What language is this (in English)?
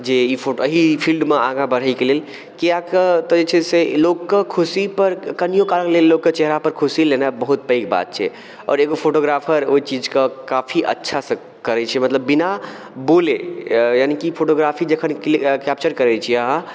Maithili